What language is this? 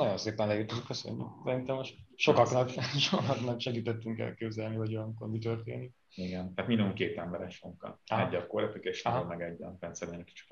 Hungarian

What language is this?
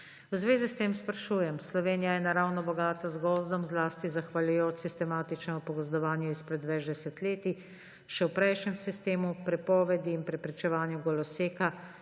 Slovenian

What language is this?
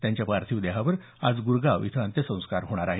Marathi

